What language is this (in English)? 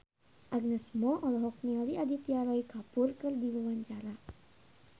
Sundanese